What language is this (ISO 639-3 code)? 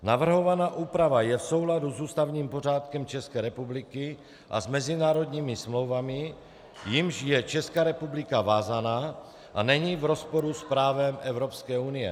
ces